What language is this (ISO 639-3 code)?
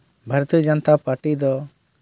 sat